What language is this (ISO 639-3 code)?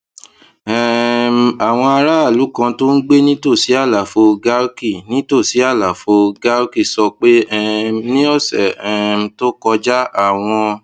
yor